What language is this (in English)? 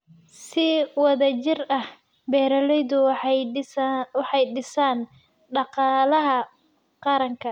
Somali